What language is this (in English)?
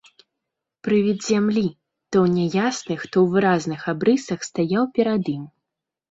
Belarusian